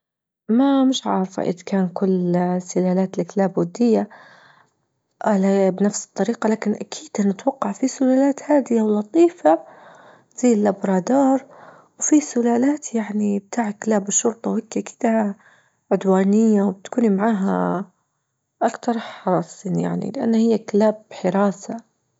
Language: Libyan Arabic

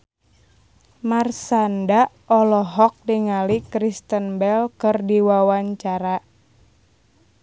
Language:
Sundanese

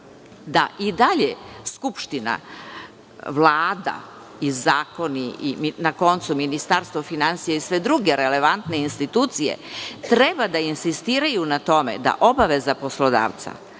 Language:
Serbian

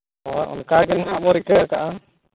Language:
Santali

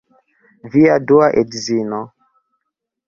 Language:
Esperanto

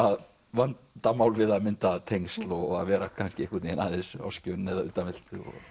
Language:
Icelandic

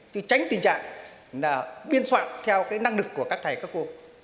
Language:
Vietnamese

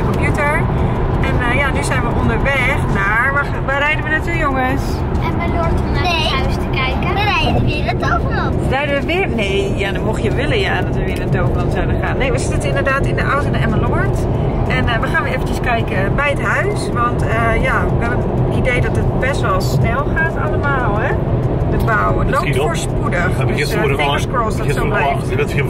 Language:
Dutch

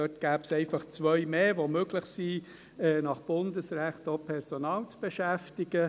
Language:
Swiss German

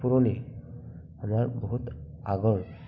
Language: Assamese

